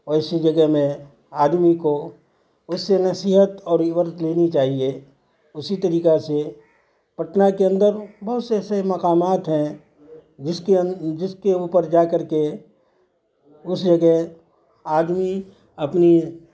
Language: Urdu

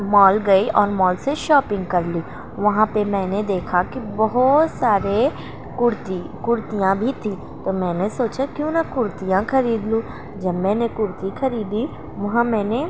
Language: Urdu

